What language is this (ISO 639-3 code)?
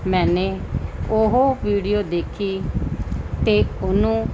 pan